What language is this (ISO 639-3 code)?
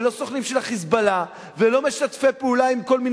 heb